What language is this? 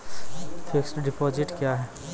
Maithili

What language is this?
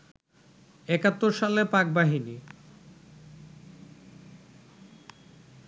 Bangla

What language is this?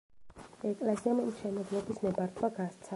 Georgian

